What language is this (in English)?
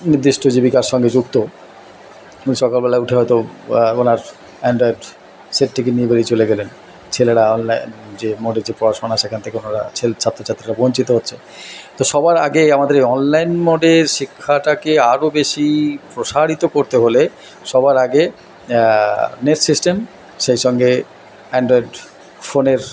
Bangla